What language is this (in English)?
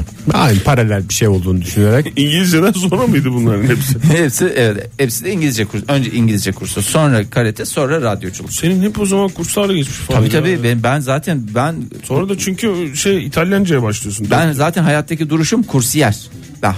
Turkish